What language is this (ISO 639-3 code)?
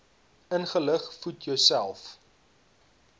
afr